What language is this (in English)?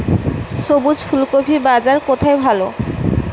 Bangla